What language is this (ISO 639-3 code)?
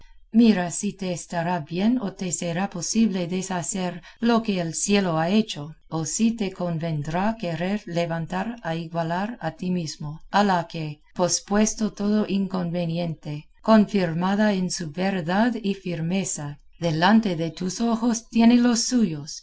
spa